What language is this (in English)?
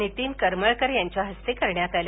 Marathi